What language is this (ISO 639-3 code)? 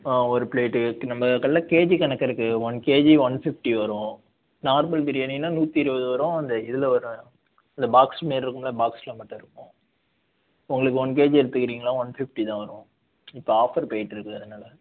tam